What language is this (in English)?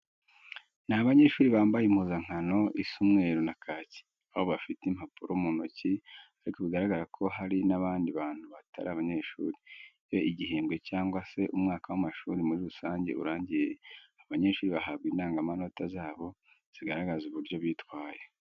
Kinyarwanda